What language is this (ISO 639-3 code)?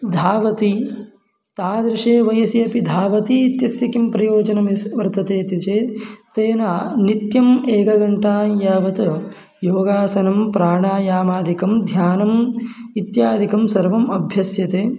san